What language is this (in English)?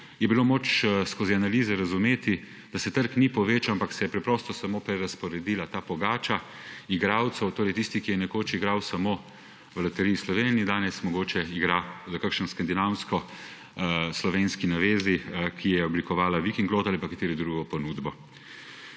Slovenian